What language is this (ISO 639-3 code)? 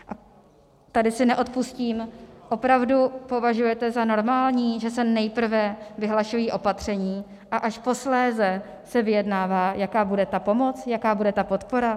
ces